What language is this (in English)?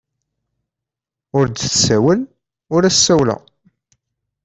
Kabyle